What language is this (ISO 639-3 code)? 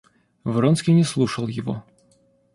rus